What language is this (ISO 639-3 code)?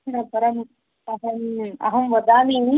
san